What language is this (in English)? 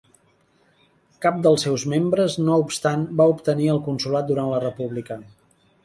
Catalan